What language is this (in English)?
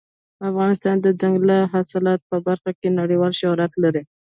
Pashto